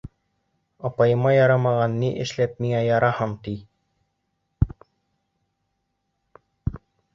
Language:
Bashkir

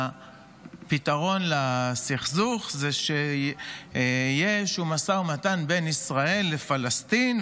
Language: Hebrew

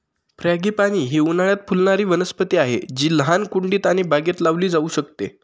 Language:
Marathi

